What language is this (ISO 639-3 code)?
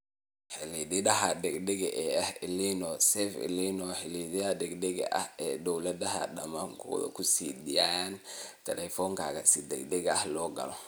som